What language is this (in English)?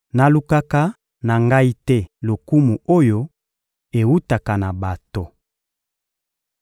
Lingala